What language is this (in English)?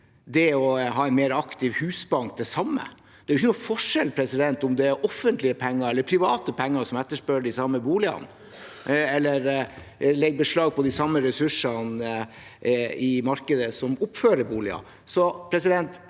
Norwegian